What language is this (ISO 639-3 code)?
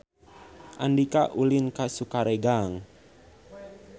sun